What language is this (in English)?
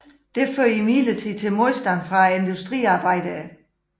Danish